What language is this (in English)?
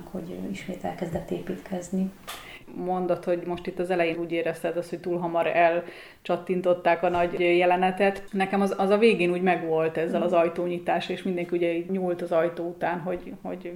Hungarian